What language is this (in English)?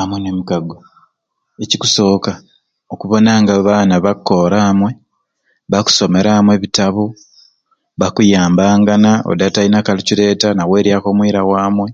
Ruuli